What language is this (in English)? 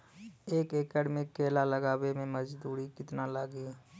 Bhojpuri